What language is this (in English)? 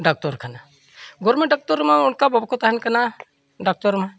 Santali